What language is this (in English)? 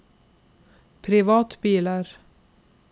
Norwegian